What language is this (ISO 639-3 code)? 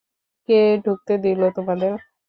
ben